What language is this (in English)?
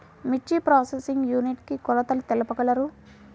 Telugu